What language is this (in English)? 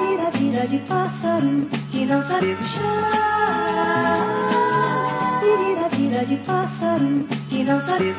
Romanian